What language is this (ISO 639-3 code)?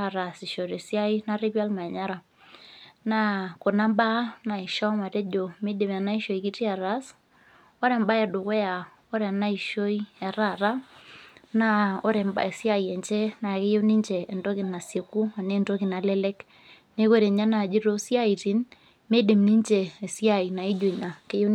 mas